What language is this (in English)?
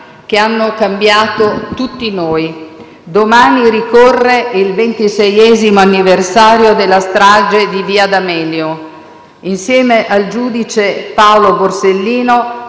Italian